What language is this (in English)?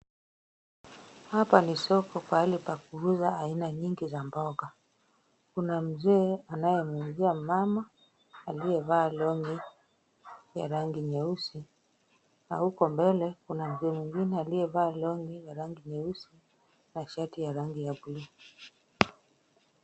Swahili